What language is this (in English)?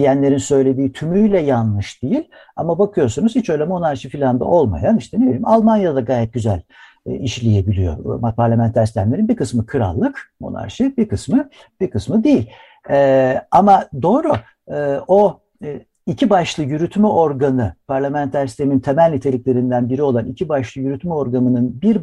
Turkish